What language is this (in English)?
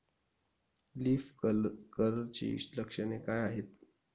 Marathi